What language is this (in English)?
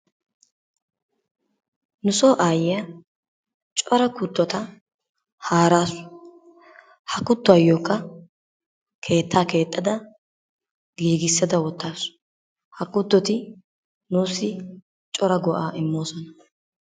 Wolaytta